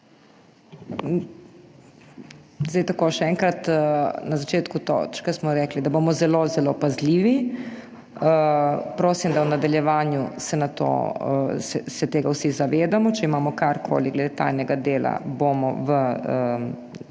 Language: Slovenian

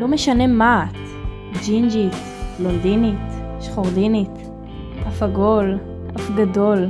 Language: Hebrew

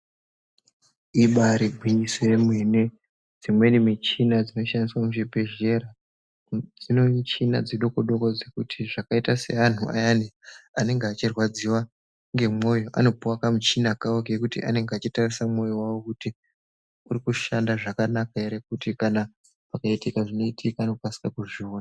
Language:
Ndau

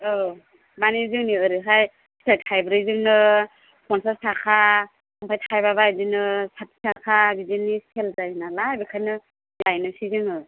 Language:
Bodo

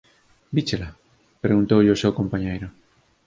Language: Galician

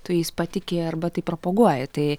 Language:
Lithuanian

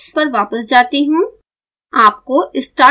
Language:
Hindi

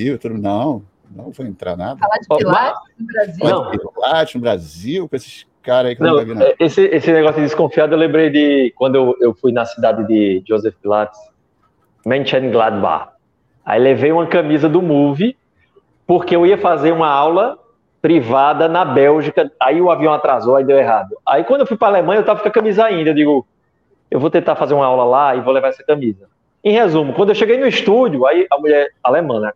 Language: Portuguese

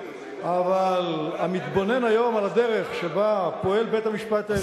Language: Hebrew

